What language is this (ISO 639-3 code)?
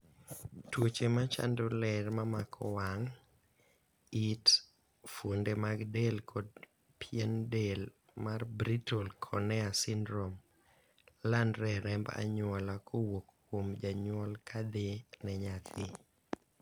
luo